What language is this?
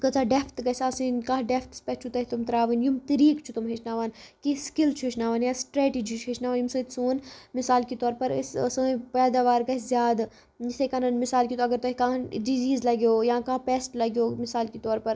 Kashmiri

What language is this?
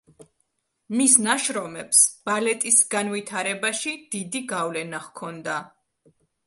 Georgian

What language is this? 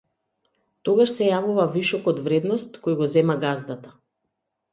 Macedonian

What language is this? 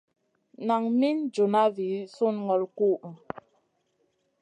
Masana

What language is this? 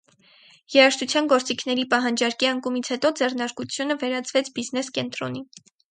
Armenian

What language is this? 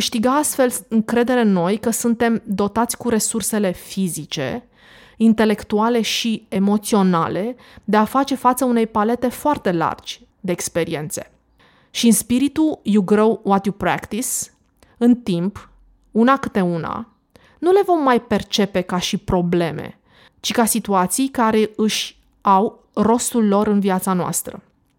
Romanian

